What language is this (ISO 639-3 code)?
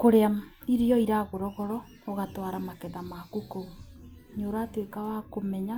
kik